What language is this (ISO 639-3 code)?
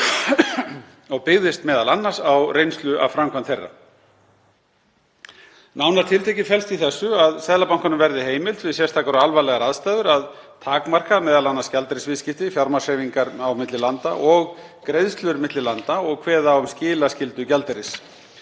isl